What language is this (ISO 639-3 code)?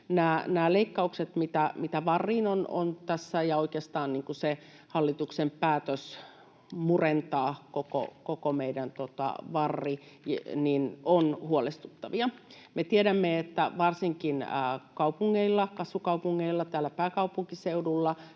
fin